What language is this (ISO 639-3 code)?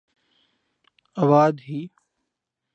urd